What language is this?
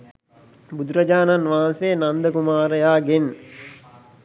Sinhala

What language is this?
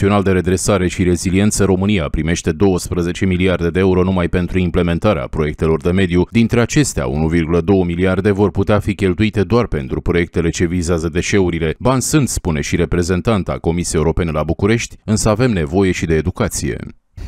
Romanian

